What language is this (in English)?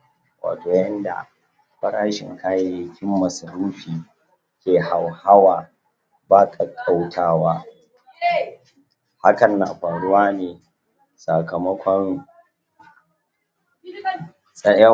Hausa